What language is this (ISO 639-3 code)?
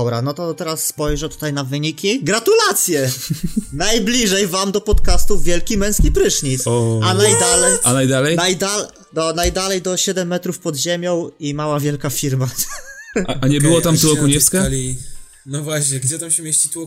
pol